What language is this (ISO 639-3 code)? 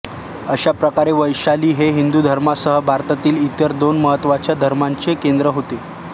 mar